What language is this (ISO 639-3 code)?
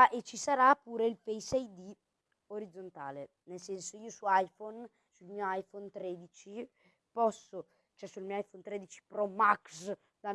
ita